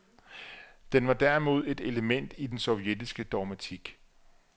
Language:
Danish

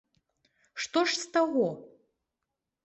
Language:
Belarusian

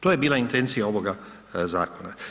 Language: Croatian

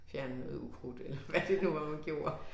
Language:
Danish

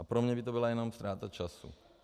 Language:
Czech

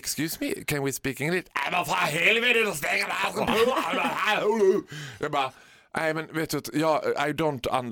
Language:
Swedish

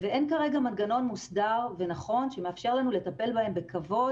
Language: Hebrew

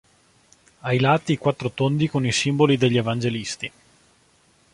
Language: Italian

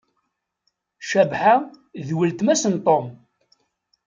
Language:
Kabyle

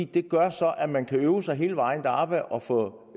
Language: Danish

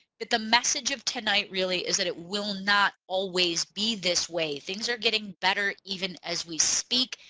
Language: English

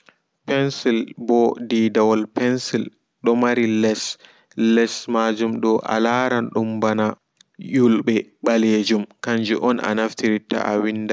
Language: Fula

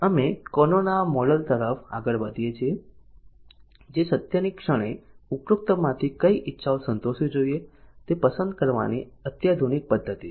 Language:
Gujarati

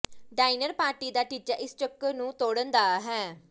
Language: Punjabi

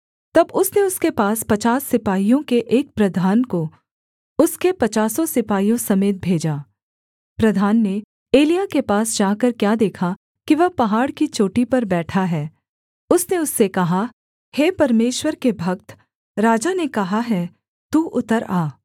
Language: Hindi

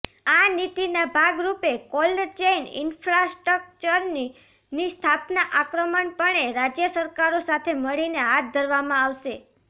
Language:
Gujarati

